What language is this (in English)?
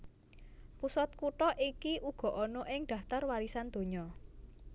Javanese